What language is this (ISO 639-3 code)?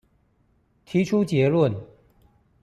zho